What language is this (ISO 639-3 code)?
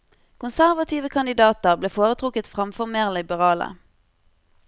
nor